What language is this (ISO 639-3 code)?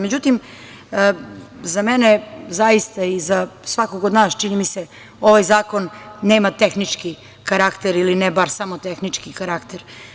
srp